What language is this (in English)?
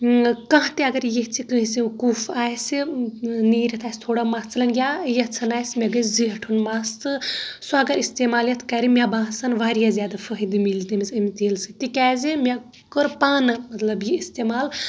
Kashmiri